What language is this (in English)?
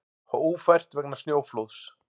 Icelandic